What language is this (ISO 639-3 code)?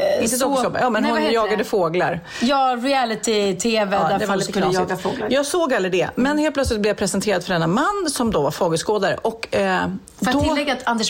swe